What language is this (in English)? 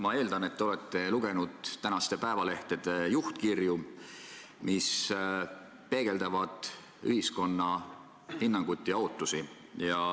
Estonian